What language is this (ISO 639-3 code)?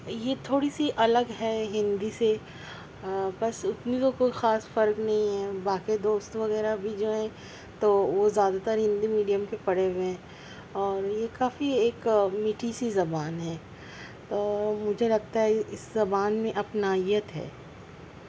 urd